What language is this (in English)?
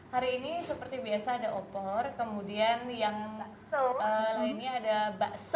Indonesian